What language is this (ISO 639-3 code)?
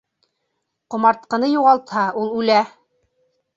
bak